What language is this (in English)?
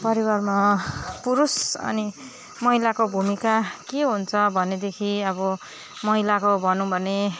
Nepali